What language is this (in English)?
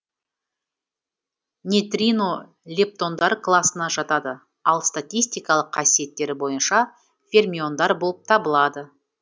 Kazakh